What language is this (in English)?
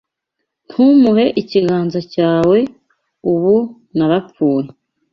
Kinyarwanda